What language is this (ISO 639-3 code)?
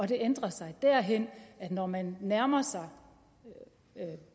dan